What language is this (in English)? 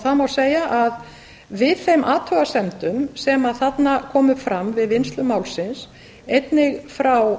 Icelandic